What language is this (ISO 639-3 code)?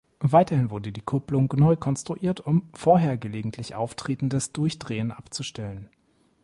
deu